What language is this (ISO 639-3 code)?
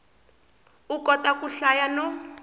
tso